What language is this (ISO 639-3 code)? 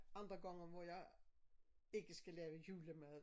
dan